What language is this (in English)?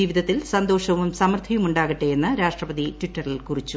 Malayalam